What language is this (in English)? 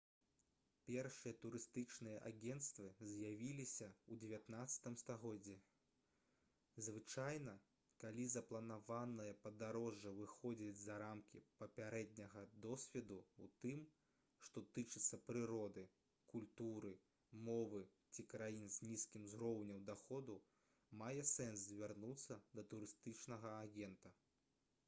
Belarusian